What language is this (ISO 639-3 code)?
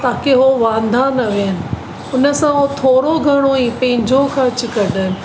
snd